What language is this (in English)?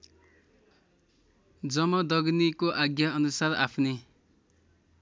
Nepali